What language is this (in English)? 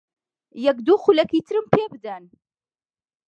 Central Kurdish